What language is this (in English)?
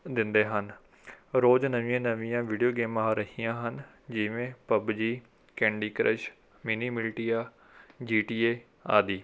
Punjabi